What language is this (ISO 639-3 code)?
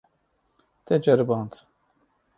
kur